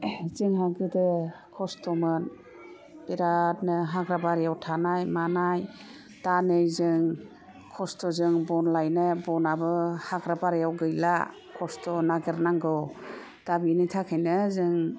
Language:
Bodo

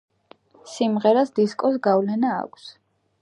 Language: Georgian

